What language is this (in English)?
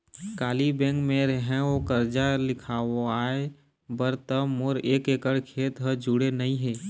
Chhattisgarhi